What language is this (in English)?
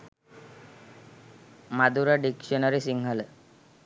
Sinhala